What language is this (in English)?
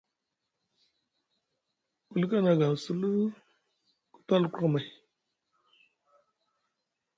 Musgu